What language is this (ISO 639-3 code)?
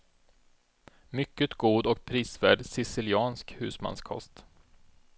swe